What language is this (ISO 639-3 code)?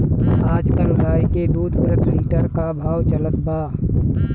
bho